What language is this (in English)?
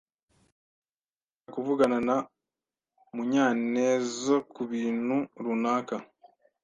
Kinyarwanda